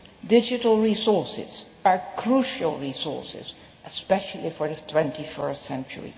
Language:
English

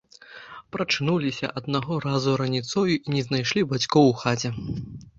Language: Belarusian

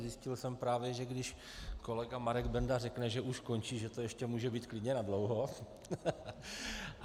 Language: Czech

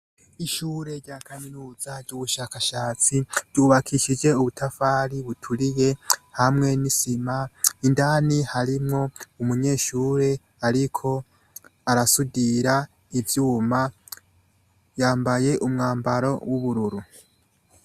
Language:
Rundi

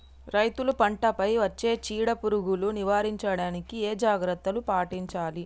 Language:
Telugu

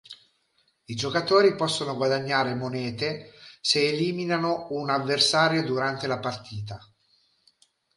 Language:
Italian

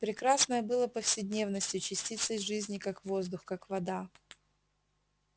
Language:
Russian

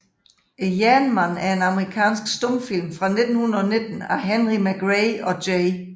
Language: Danish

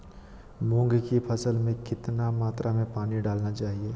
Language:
Magahi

